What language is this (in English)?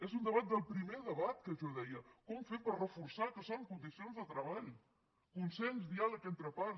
Catalan